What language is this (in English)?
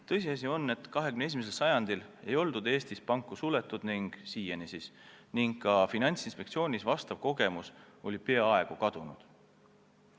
Estonian